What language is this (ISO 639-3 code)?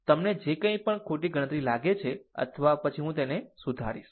guj